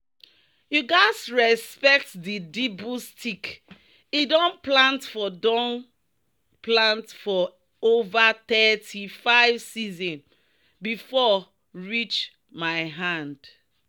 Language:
Nigerian Pidgin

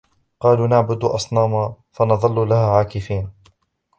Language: Arabic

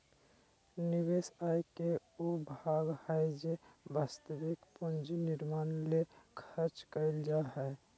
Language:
Magahi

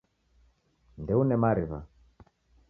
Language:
Taita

